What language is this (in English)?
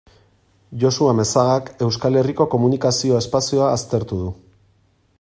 Basque